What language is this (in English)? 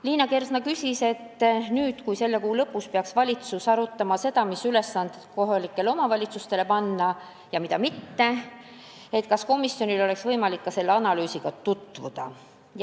Estonian